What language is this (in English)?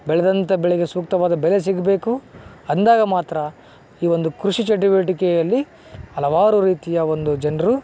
Kannada